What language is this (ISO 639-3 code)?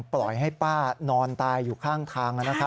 tha